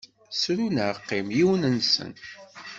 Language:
Kabyle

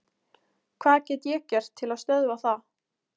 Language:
Icelandic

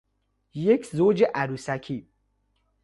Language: Persian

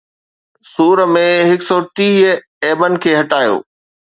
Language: Sindhi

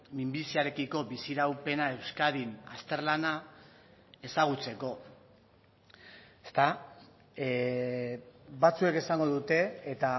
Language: Basque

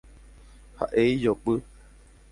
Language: Guarani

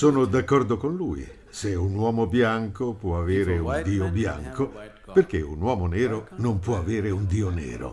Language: Italian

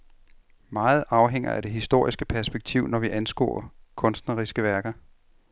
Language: Danish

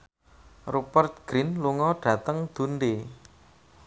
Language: Javanese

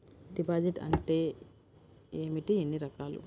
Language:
Telugu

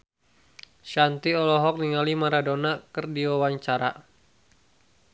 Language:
Sundanese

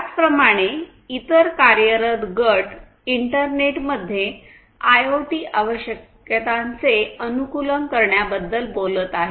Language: Marathi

